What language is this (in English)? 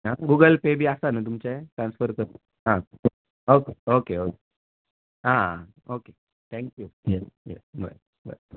Konkani